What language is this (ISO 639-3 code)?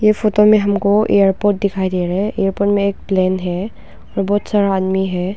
hin